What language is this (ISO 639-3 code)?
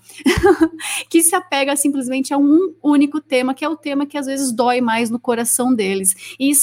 por